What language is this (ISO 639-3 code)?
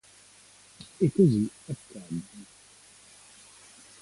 ita